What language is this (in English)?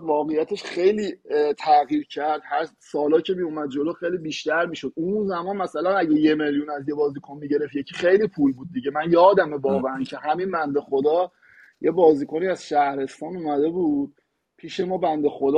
Persian